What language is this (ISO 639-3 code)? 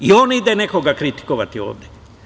srp